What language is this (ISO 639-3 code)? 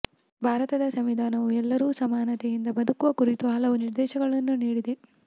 kan